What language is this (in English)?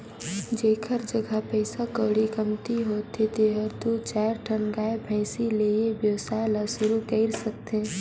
Chhattisgarhi